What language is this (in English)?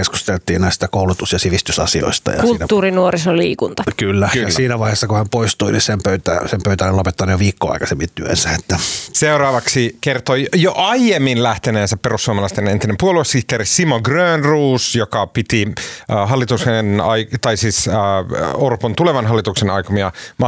Finnish